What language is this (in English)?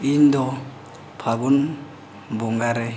Santali